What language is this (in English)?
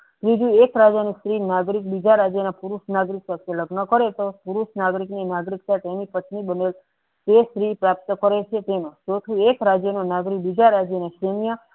Gujarati